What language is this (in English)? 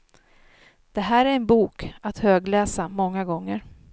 Swedish